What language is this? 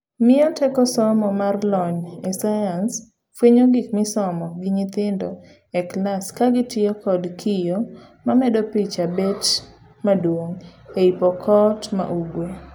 Luo (Kenya and Tanzania)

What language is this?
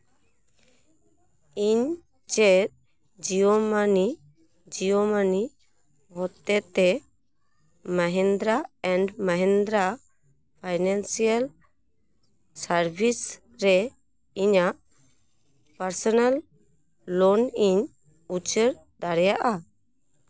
Santali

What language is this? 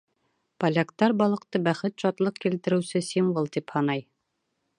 Bashkir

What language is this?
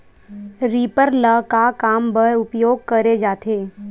Chhattisgarhi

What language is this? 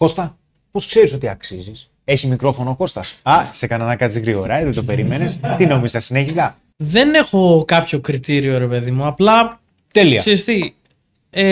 Greek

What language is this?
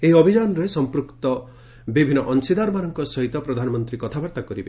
Odia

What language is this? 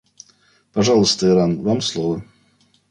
Russian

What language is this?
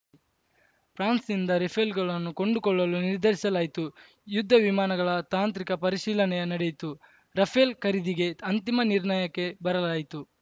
Kannada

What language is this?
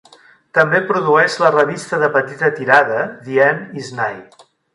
Catalan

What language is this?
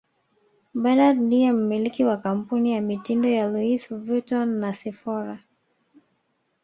Swahili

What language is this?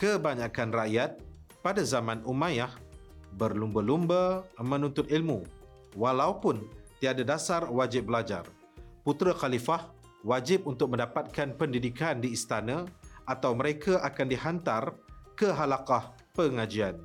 Malay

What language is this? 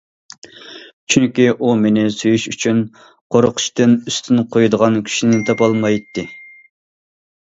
Uyghur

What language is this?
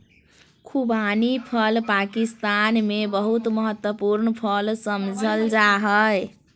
Magahi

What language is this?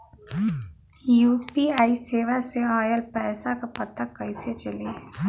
Bhojpuri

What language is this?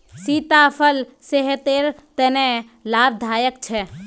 Magahi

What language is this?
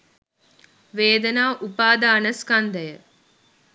Sinhala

